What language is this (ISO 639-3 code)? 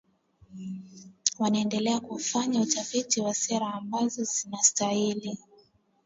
swa